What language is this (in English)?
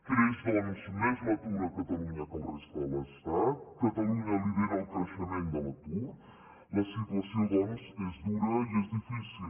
Catalan